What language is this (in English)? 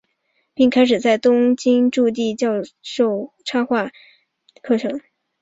Chinese